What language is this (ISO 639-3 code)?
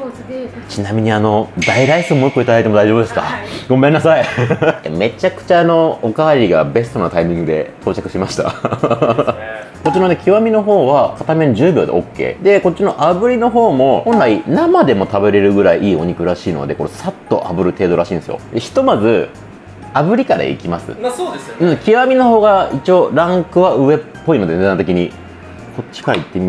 jpn